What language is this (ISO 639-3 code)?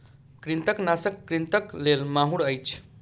mai